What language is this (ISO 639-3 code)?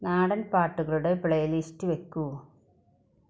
mal